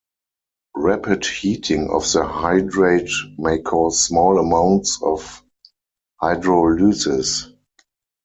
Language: English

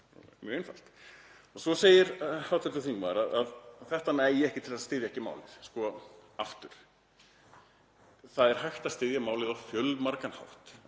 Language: Icelandic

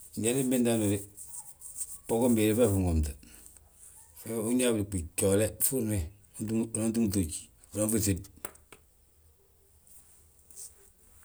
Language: Balanta-Ganja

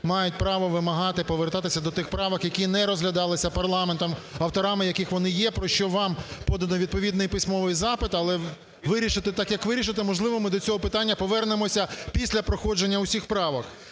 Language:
Ukrainian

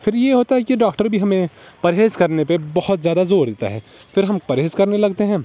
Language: Urdu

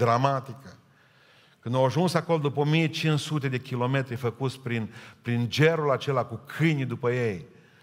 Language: Romanian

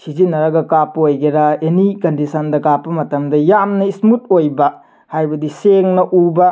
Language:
Manipuri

